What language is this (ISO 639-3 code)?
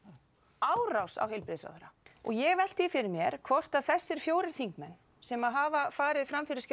isl